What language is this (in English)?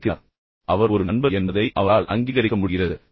Tamil